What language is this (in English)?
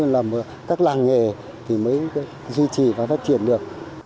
Vietnamese